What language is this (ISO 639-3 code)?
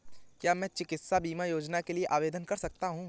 hin